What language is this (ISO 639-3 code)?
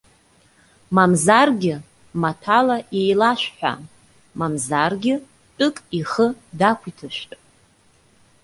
abk